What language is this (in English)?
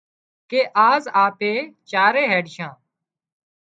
Wadiyara Koli